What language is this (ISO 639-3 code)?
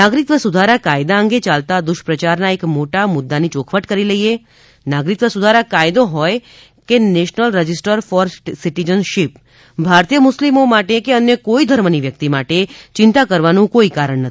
guj